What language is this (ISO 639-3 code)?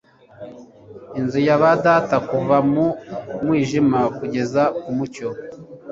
kin